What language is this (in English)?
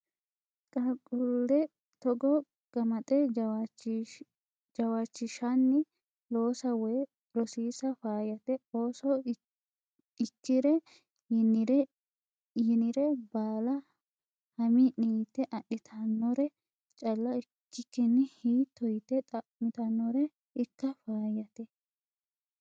Sidamo